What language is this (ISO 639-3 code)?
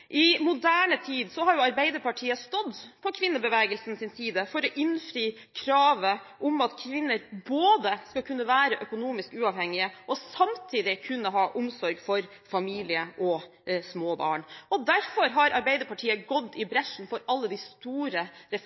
nob